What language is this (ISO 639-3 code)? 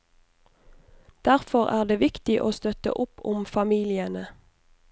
nor